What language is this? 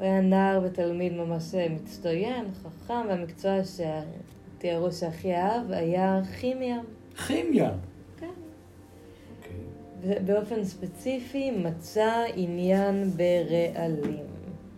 Hebrew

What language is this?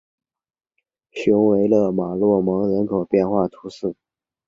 Chinese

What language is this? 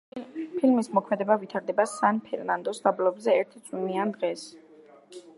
Georgian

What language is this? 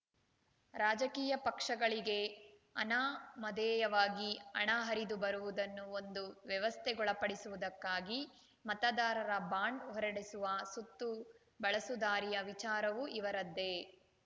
Kannada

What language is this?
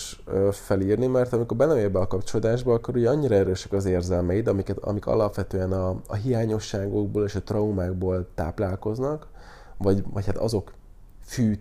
Hungarian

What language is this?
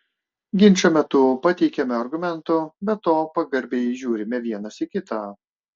Lithuanian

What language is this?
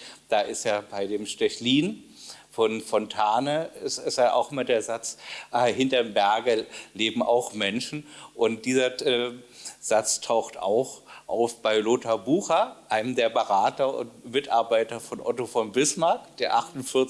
German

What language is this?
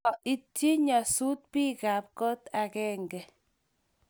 Kalenjin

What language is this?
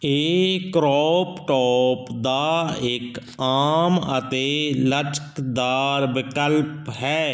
Punjabi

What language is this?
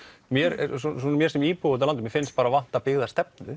Icelandic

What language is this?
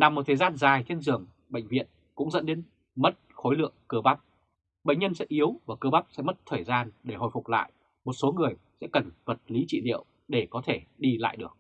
Vietnamese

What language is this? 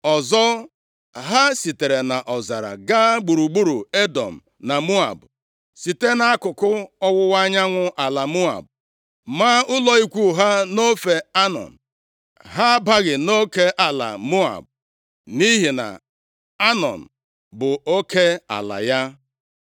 Igbo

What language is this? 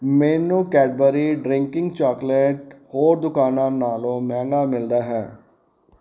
Punjabi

